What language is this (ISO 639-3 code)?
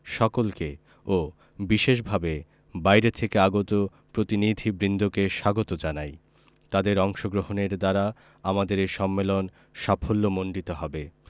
ben